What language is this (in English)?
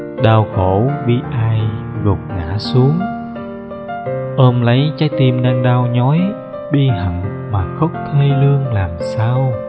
Vietnamese